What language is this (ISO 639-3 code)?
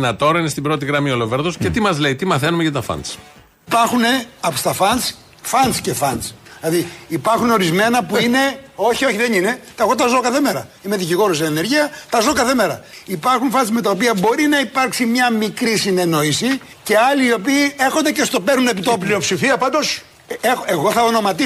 ell